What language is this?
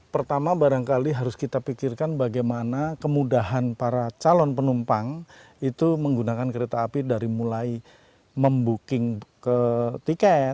Indonesian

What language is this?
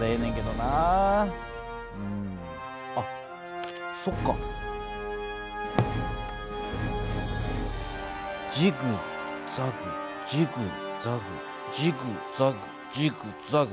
Japanese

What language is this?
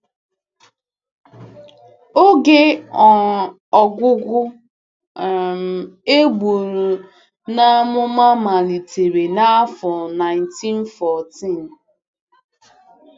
Igbo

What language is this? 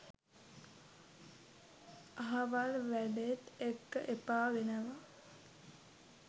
Sinhala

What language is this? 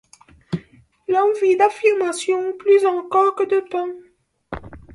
French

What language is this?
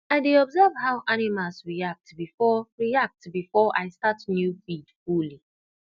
Nigerian Pidgin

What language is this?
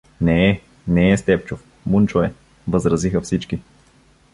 Bulgarian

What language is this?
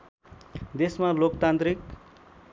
Nepali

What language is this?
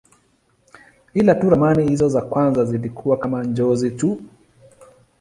Swahili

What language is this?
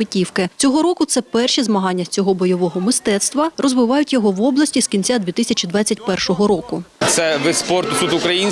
Ukrainian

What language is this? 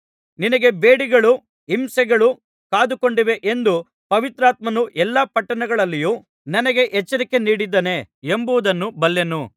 Kannada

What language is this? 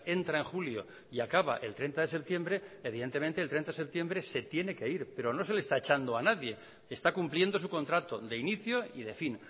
Spanish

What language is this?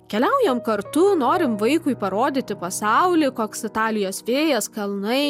Lithuanian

